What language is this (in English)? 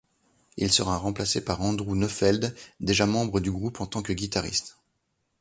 French